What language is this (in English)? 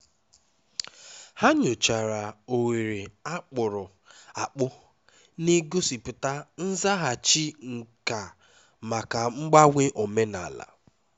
Igbo